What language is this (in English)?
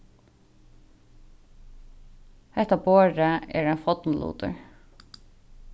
Faroese